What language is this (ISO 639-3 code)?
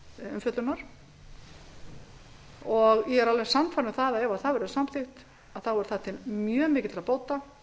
isl